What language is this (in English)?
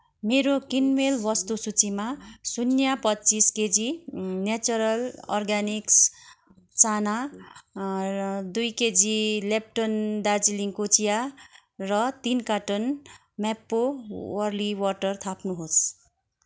Nepali